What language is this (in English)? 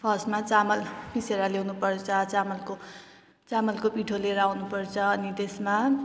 Nepali